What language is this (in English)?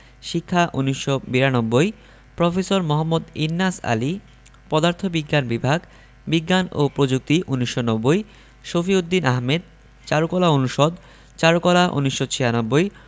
Bangla